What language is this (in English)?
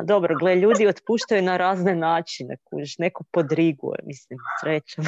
Croatian